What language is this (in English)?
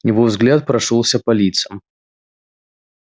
Russian